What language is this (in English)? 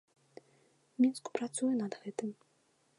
Belarusian